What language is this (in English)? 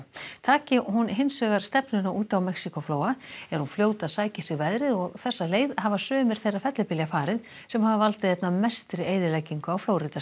Icelandic